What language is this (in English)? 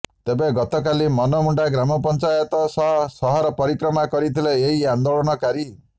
Odia